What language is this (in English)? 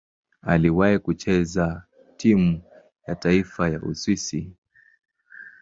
Swahili